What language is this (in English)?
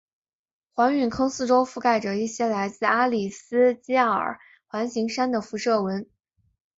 Chinese